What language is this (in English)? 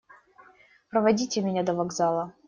Russian